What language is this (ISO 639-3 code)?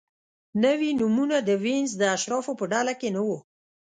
pus